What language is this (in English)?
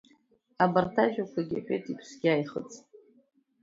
Abkhazian